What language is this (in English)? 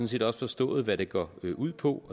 Danish